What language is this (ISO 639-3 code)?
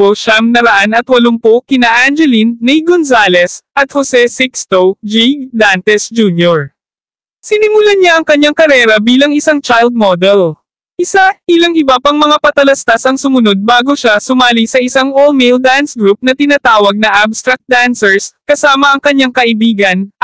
fil